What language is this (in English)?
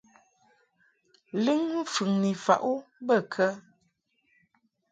Mungaka